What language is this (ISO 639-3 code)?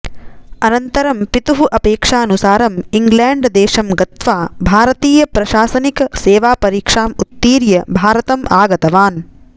san